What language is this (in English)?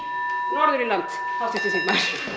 Icelandic